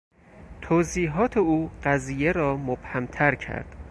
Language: Persian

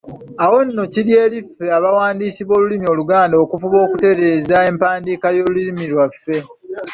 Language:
Ganda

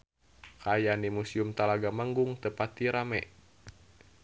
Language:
Sundanese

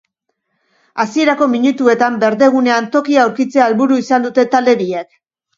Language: Basque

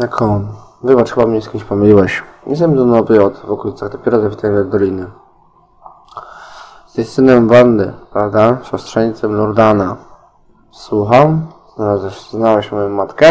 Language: Polish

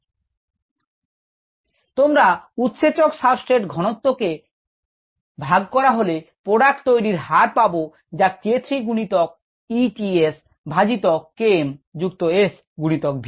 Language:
Bangla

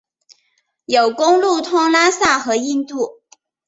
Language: Chinese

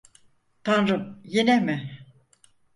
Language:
Turkish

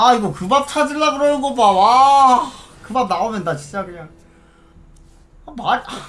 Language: Korean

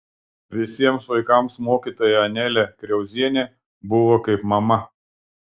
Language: Lithuanian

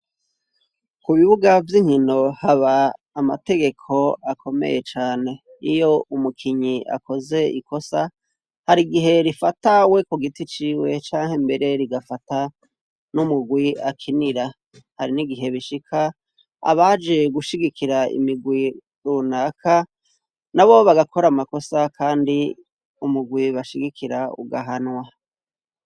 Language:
Rundi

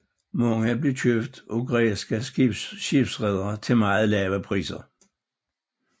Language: Danish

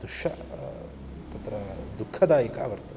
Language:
Sanskrit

